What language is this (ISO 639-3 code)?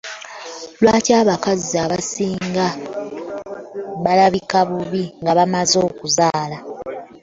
lug